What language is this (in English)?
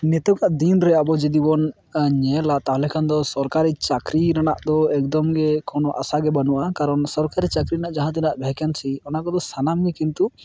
Santali